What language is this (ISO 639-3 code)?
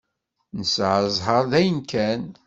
kab